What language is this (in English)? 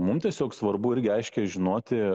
Lithuanian